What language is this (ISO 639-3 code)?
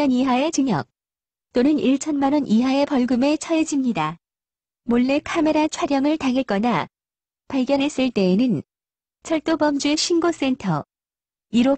kor